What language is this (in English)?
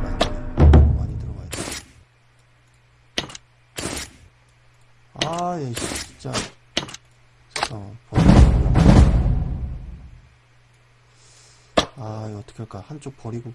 Korean